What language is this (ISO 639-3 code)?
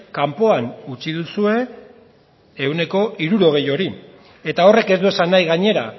eus